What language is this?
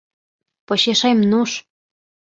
Mari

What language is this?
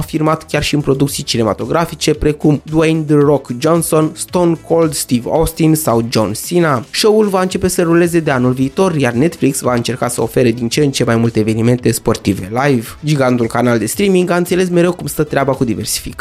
Romanian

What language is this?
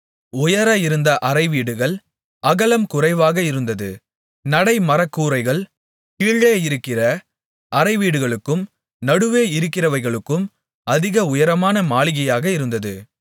Tamil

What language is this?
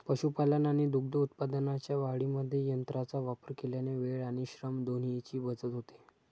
Marathi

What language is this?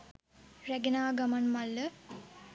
Sinhala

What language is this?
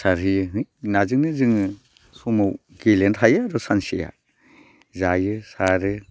Bodo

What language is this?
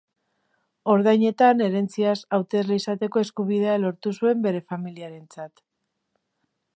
Basque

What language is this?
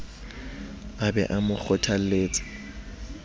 Southern Sotho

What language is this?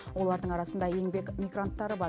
Kazakh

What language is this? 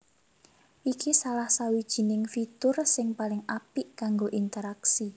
Javanese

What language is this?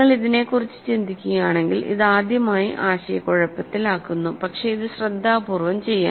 Malayalam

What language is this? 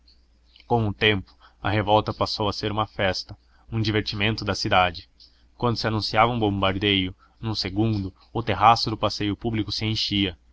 Portuguese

